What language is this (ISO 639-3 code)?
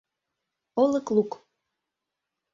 chm